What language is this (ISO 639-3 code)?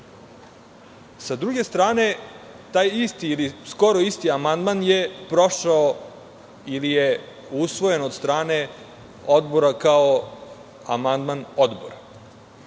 srp